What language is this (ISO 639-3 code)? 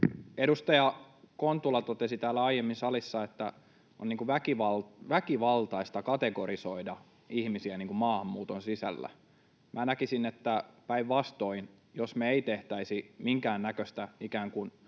fin